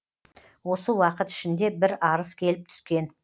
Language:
Kazakh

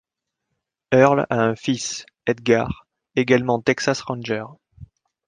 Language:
French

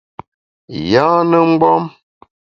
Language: Bamun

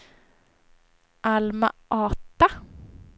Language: Swedish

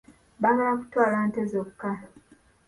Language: Ganda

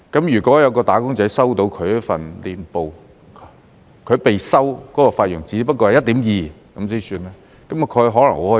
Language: Cantonese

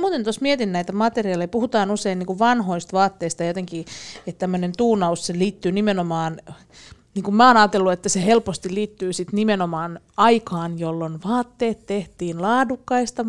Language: Finnish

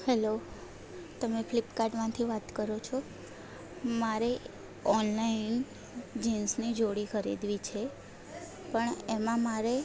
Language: Gujarati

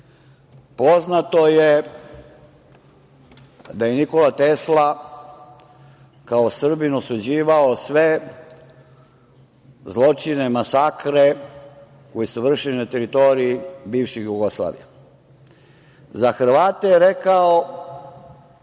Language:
Serbian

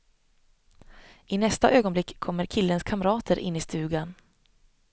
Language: Swedish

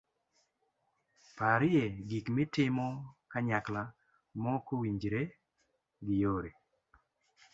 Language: Luo (Kenya and Tanzania)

